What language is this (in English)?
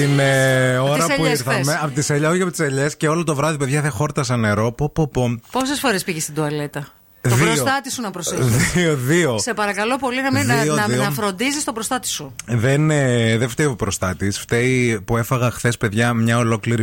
Greek